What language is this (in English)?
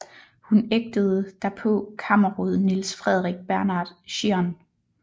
Danish